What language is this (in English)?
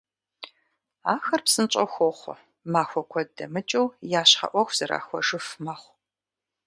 Kabardian